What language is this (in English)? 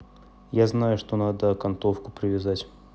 Russian